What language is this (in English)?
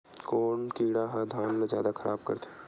Chhattisgarhi